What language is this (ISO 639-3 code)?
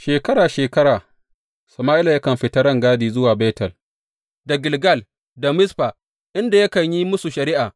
hau